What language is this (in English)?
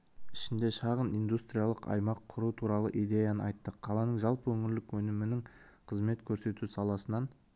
Kazakh